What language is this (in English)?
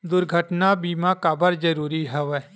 Chhattisgarhi